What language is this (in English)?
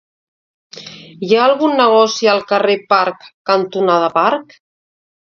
Catalan